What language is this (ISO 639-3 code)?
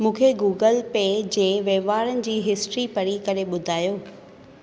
snd